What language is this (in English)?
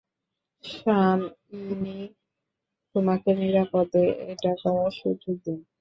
Bangla